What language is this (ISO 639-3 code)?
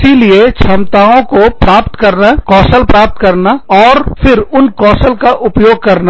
hin